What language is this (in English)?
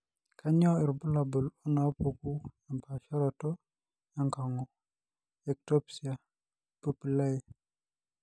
Masai